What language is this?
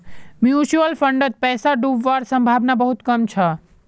Magahi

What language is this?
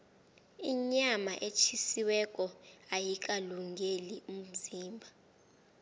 South Ndebele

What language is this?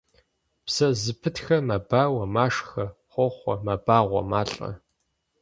Kabardian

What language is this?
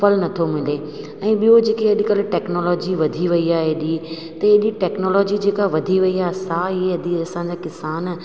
Sindhi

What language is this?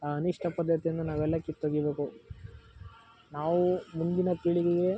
Kannada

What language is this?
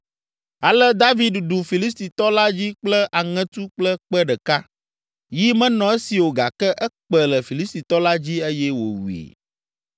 Ewe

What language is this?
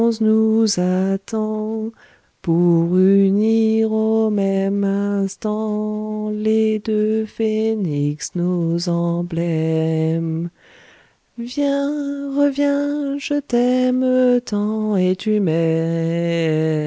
French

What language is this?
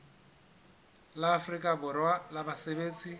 Southern Sotho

